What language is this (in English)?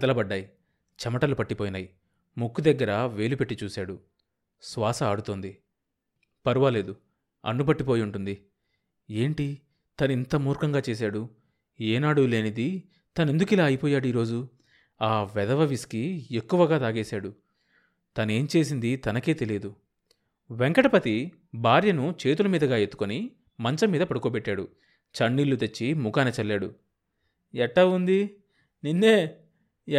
Telugu